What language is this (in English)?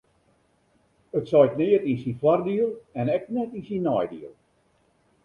Western Frisian